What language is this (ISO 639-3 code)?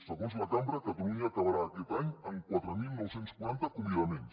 cat